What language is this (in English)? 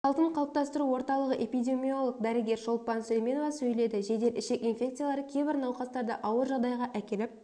Kazakh